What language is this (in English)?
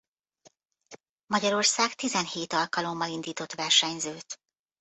Hungarian